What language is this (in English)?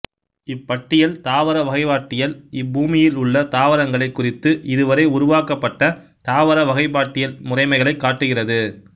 Tamil